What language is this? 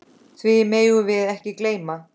Icelandic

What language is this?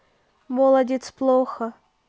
Russian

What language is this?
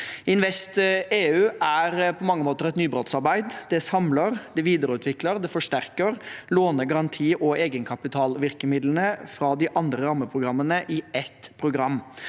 Norwegian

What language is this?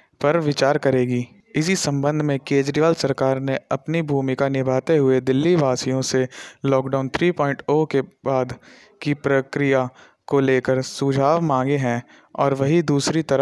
Hindi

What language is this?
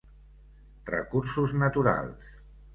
Catalan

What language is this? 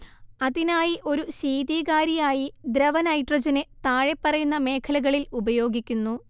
Malayalam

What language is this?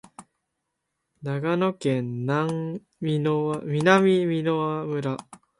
Japanese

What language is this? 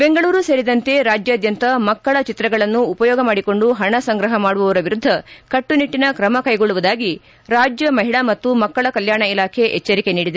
Kannada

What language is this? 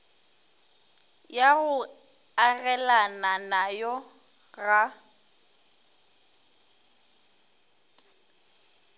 Northern Sotho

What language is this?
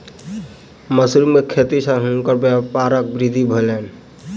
Maithili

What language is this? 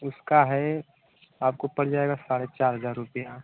Hindi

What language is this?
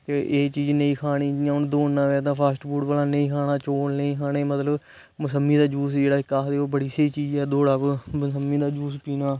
Dogri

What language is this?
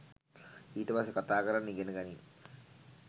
Sinhala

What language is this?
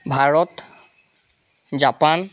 Assamese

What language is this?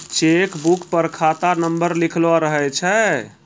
Maithili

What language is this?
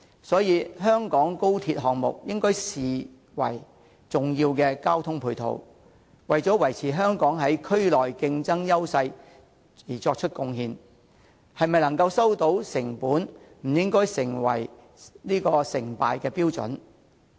Cantonese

